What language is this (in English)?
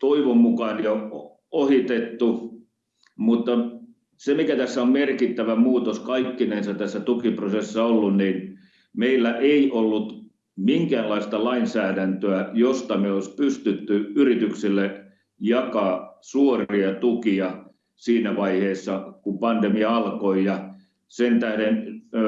Finnish